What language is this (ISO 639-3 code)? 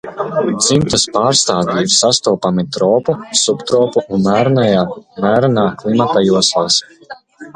lav